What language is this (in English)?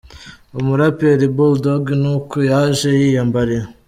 Kinyarwanda